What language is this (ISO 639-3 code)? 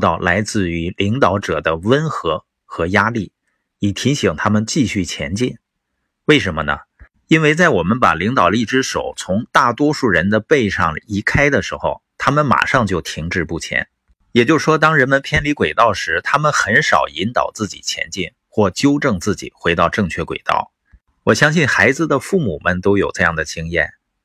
zho